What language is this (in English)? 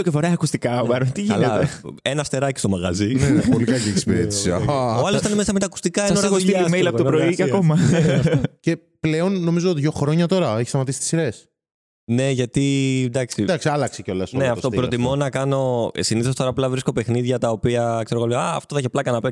Greek